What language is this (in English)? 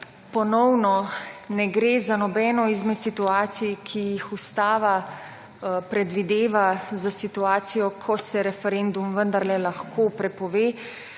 Slovenian